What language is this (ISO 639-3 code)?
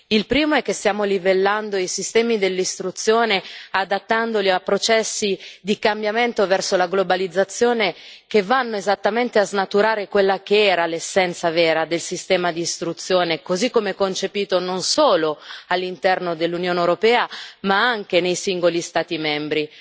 ita